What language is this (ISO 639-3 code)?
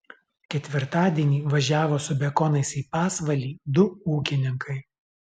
lit